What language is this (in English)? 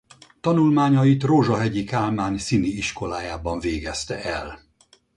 Hungarian